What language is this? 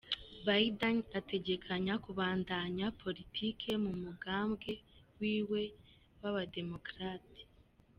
Kinyarwanda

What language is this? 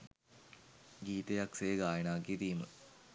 Sinhala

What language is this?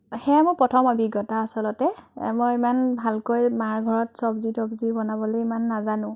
Assamese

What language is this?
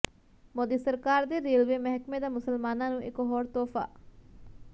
Punjabi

